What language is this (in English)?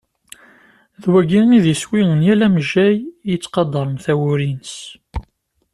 Kabyle